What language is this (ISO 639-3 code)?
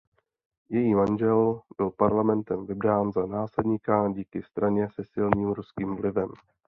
ces